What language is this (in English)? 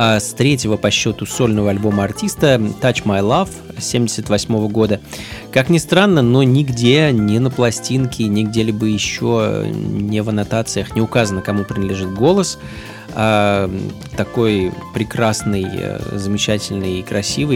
Russian